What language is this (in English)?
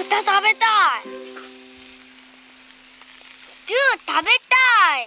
Japanese